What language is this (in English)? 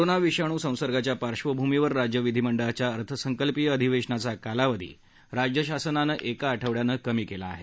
Marathi